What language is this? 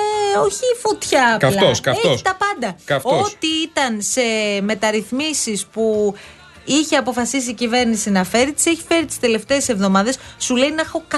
Greek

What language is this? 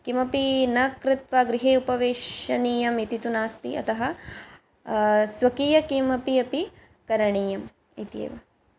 Sanskrit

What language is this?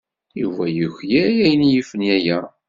Kabyle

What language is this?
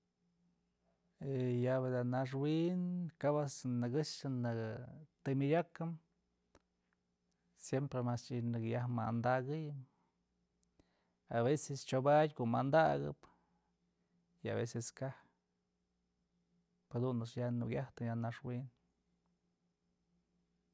Mazatlán Mixe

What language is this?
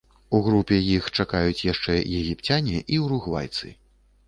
Belarusian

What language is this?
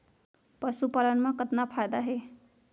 Chhattisgarhi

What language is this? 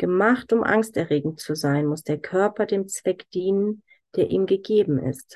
German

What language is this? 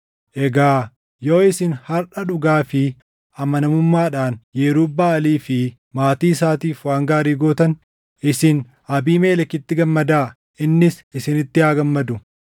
Oromo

